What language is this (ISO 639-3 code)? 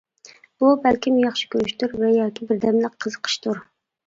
uig